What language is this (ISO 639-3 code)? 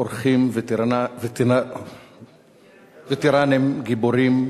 heb